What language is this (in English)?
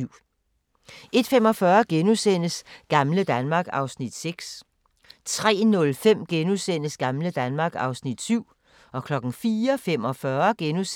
Danish